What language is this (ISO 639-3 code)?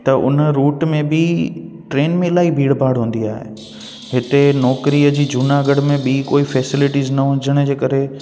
snd